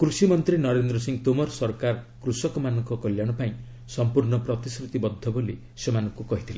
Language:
Odia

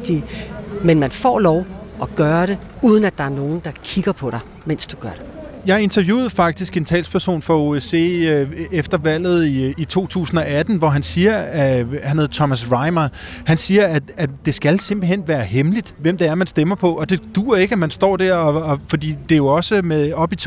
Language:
Danish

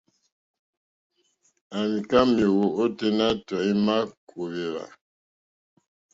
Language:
Mokpwe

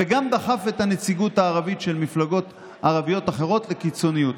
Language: Hebrew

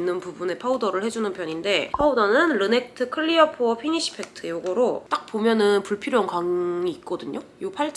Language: Korean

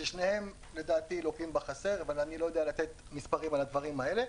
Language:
Hebrew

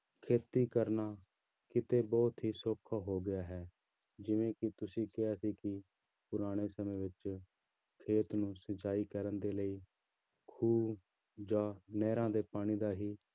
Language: Punjabi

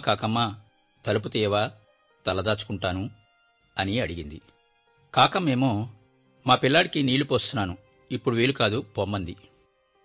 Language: Telugu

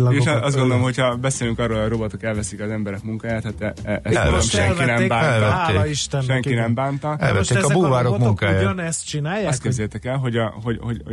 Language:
Hungarian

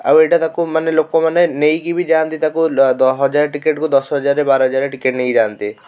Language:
Odia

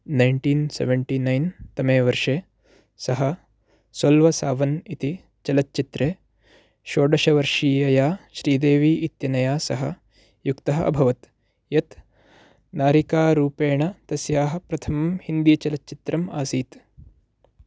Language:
Sanskrit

